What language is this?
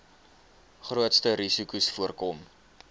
Afrikaans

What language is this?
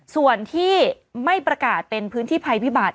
Thai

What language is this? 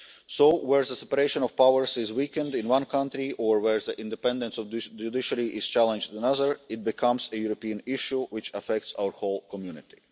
English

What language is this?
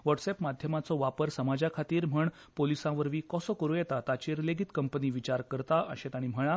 Konkani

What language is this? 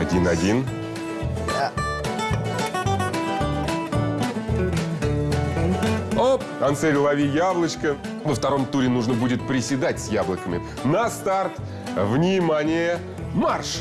Russian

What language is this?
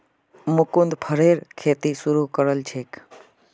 Magahi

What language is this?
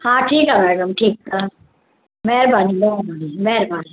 Sindhi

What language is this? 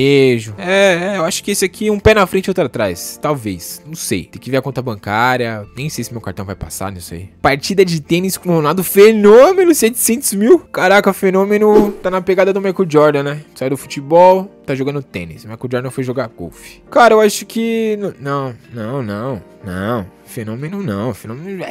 Portuguese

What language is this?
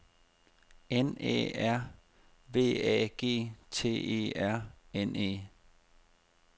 Danish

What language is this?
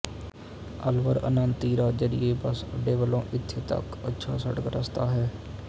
Punjabi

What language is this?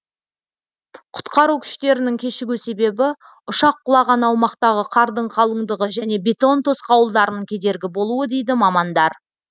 Kazakh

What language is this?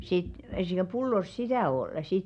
Finnish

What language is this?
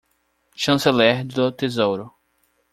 Portuguese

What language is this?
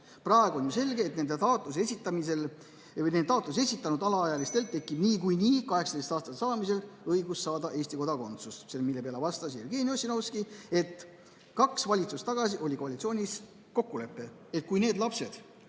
Estonian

